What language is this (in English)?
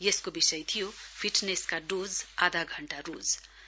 Nepali